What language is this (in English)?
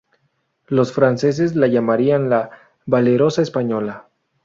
Spanish